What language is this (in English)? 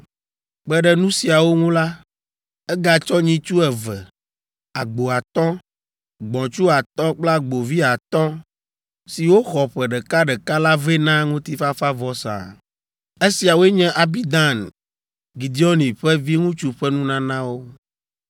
Ewe